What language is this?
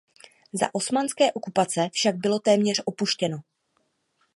Czech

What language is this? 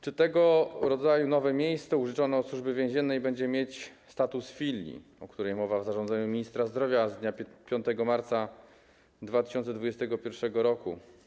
Polish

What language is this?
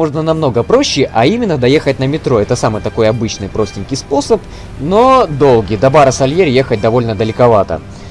Russian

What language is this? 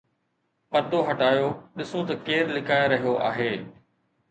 Sindhi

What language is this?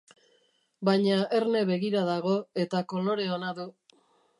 Basque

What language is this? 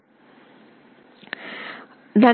Telugu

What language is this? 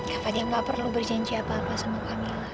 Indonesian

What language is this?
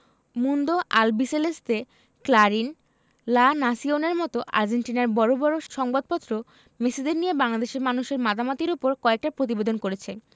Bangla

